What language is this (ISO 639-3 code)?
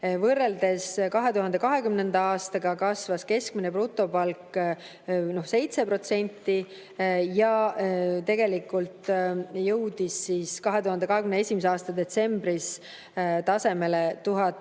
est